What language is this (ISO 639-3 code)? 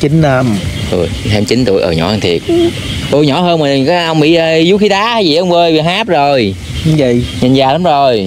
vie